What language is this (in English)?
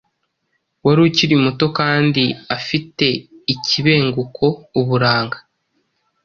Kinyarwanda